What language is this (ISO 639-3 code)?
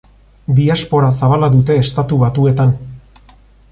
eus